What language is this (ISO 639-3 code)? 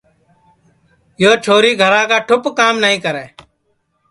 ssi